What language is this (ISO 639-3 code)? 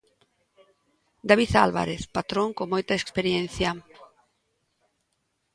glg